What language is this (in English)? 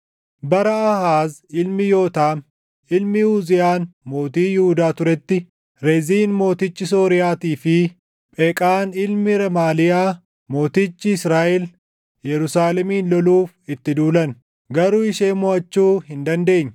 Oromo